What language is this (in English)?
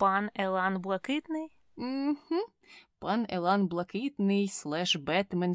Ukrainian